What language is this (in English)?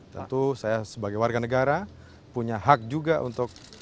Indonesian